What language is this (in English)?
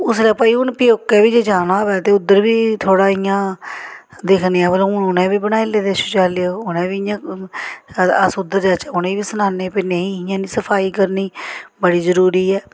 Dogri